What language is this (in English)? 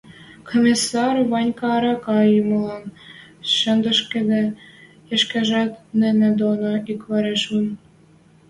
Western Mari